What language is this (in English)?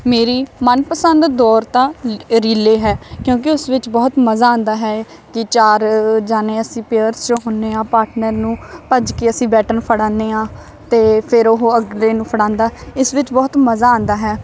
Punjabi